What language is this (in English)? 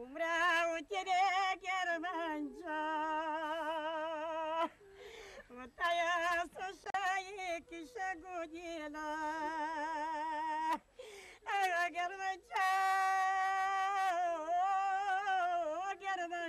Bulgarian